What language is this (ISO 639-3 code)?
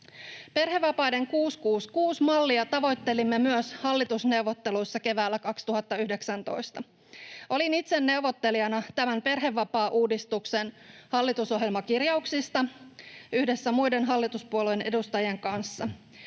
fin